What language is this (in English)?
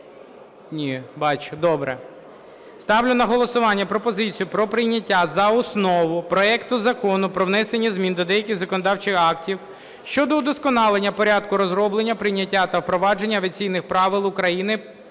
Ukrainian